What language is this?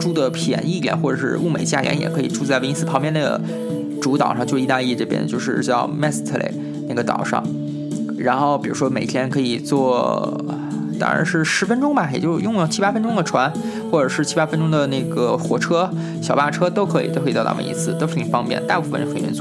Chinese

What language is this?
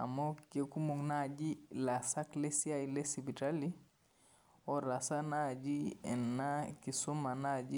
Masai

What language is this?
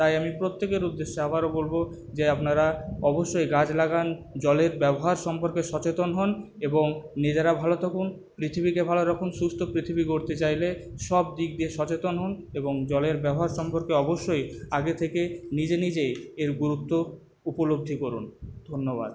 Bangla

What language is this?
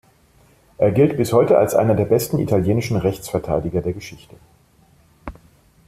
German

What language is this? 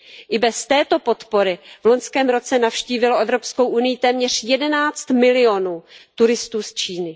Czech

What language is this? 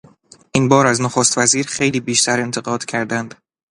Persian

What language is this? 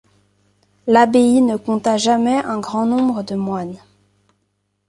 French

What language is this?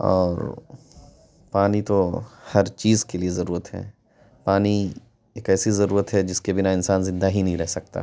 Urdu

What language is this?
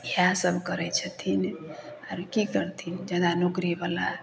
Maithili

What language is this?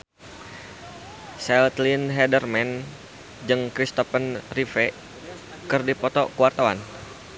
Sundanese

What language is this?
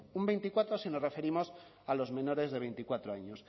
Spanish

